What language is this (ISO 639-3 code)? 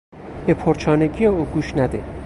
fas